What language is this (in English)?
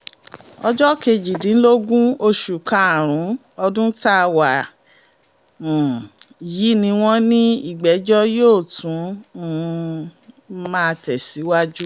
Yoruba